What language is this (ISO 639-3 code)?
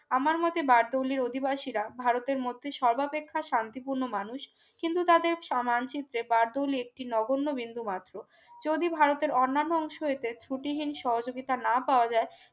ben